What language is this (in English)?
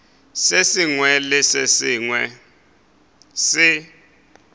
Northern Sotho